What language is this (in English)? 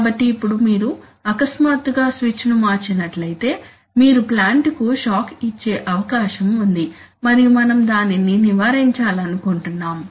Telugu